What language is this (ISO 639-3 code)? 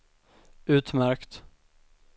swe